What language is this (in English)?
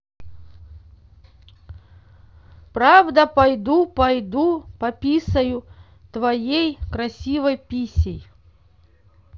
Russian